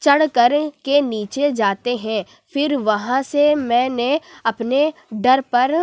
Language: Urdu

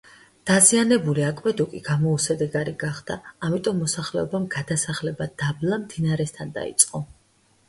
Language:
Georgian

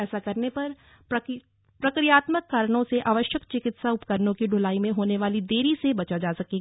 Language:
Hindi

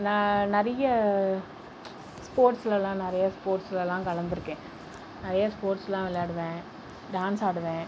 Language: Tamil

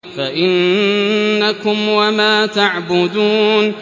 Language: Arabic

